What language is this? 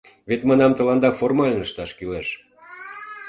Mari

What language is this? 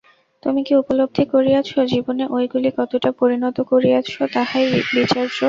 Bangla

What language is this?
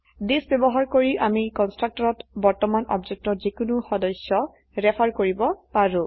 Assamese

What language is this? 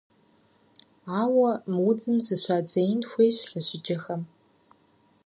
Kabardian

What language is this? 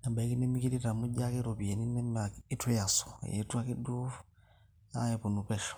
Masai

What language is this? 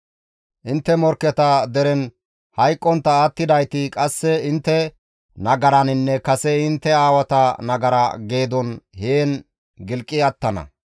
Gamo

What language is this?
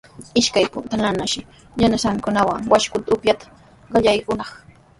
Sihuas Ancash Quechua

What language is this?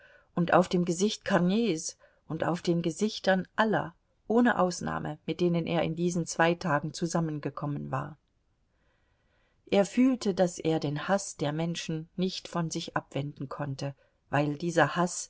German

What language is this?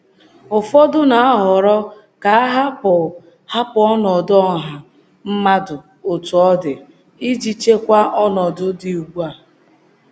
Igbo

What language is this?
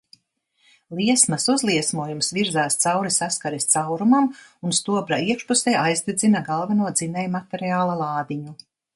Latvian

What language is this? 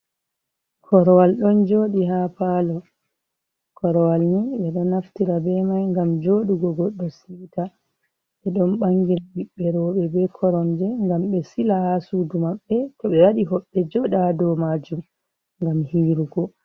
Fula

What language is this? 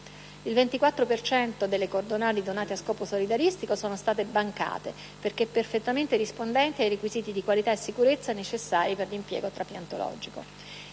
Italian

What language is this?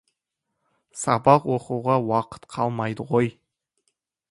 Kazakh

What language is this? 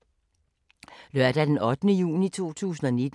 Danish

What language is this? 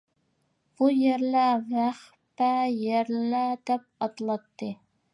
Uyghur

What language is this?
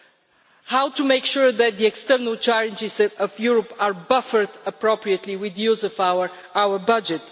English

